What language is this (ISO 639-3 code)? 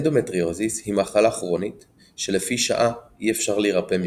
heb